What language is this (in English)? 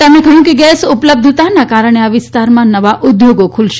Gujarati